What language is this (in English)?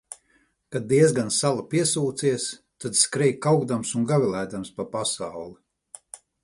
Latvian